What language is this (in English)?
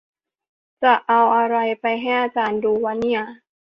Thai